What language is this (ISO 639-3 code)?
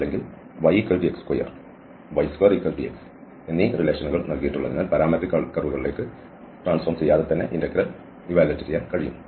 mal